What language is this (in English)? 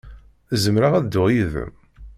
Kabyle